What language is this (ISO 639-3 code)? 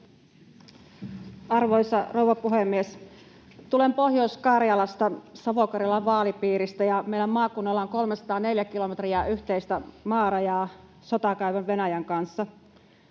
fin